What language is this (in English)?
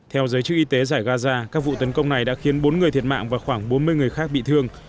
Vietnamese